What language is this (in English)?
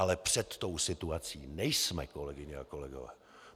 Czech